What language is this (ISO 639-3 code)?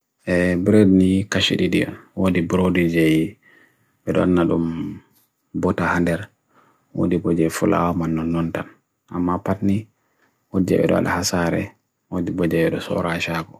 fui